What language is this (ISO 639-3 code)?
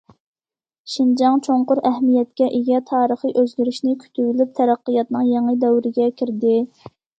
uig